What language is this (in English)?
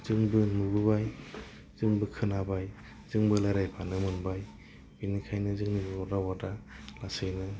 Bodo